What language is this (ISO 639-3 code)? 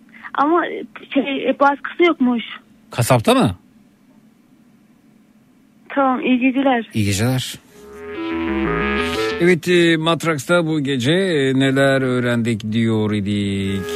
tur